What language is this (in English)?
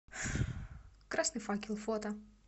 Russian